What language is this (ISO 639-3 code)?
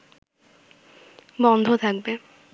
ben